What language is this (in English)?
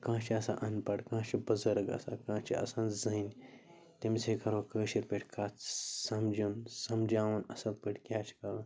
Kashmiri